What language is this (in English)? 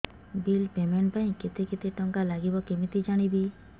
Odia